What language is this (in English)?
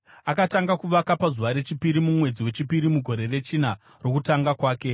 Shona